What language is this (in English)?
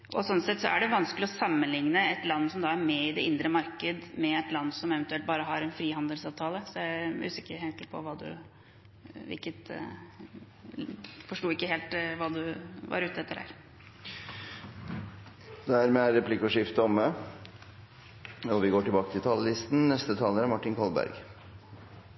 Norwegian Bokmål